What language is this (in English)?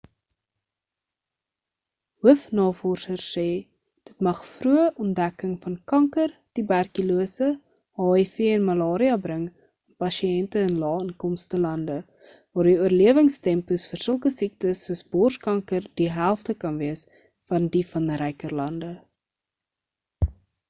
Afrikaans